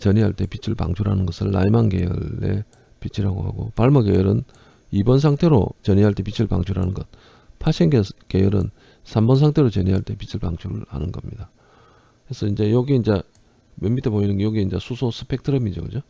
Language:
Korean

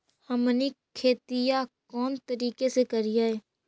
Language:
Magahi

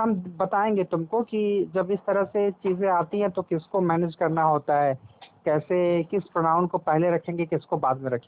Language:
Hindi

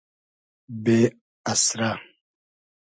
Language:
Hazaragi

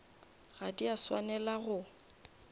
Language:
Northern Sotho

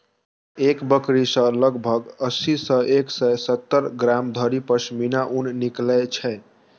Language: Maithili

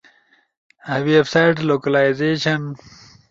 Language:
Ushojo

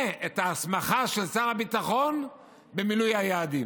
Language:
Hebrew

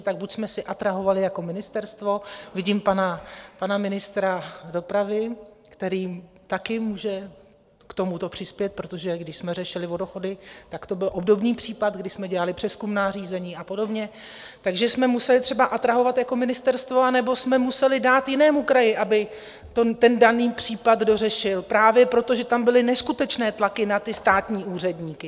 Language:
Czech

